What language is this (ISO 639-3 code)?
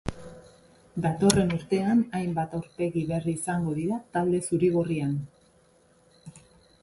eus